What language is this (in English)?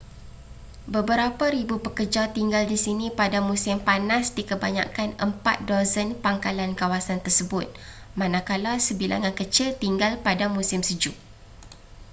Malay